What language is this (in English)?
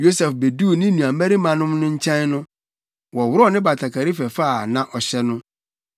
Akan